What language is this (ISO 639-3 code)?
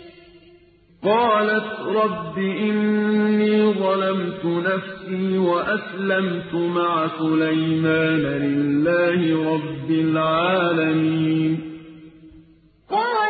ara